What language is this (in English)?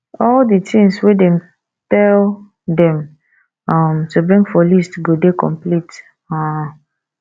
Nigerian Pidgin